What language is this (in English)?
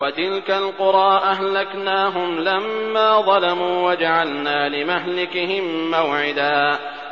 Arabic